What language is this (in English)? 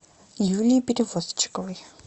Russian